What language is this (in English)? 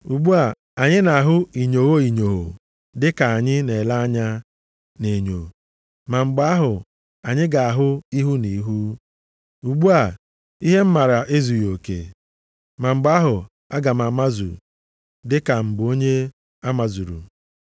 Igbo